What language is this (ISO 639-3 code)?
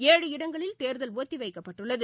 tam